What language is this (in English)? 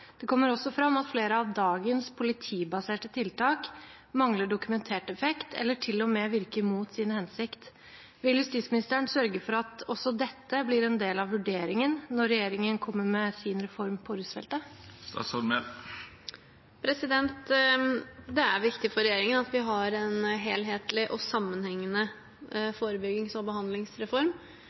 Norwegian Bokmål